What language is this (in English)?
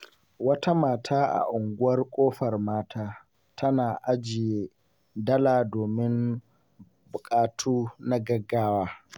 Hausa